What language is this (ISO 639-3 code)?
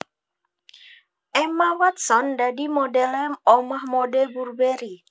jav